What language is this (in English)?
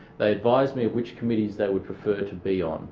English